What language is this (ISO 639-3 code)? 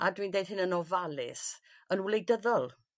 cym